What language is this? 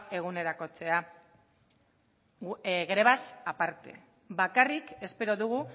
Basque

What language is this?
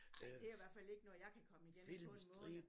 Danish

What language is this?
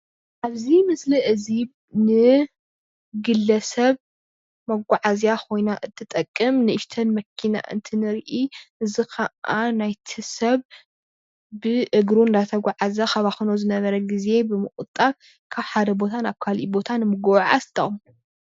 Tigrinya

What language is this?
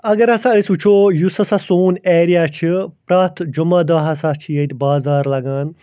Kashmiri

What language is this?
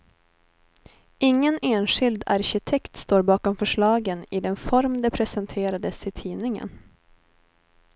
Swedish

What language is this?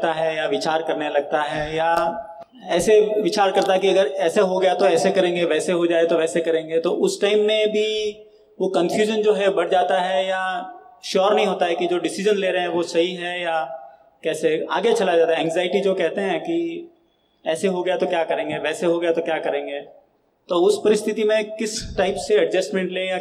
Hindi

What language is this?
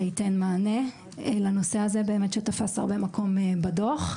Hebrew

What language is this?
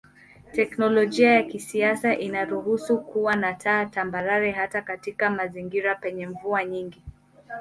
Swahili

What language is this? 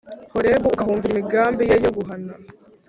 Kinyarwanda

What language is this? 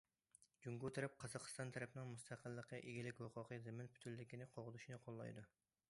Uyghur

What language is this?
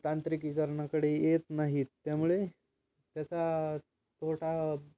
Marathi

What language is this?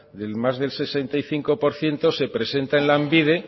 Spanish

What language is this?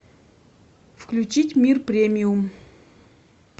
Russian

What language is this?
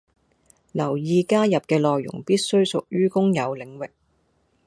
Cantonese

